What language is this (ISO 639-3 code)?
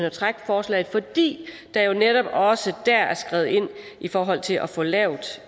dan